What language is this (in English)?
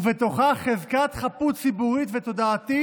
Hebrew